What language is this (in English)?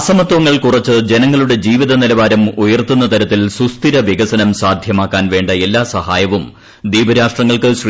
Malayalam